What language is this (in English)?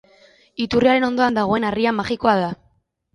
Basque